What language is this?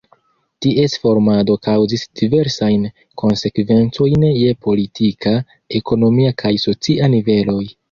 Esperanto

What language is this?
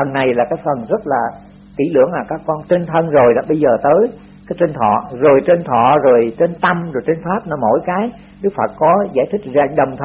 Vietnamese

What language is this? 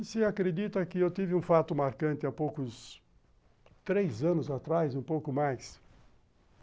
Portuguese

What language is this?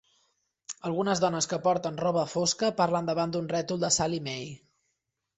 Catalan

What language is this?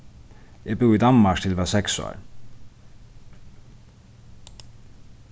Faroese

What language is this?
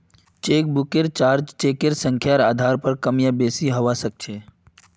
Magahi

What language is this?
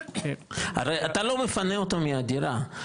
Hebrew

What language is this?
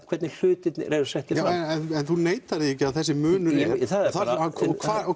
Icelandic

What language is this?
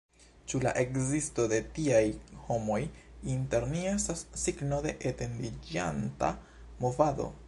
Esperanto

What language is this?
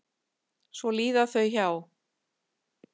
Icelandic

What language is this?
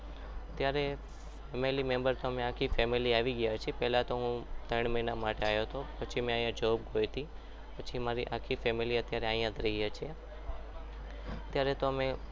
Gujarati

